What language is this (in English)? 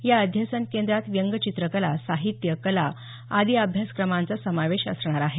Marathi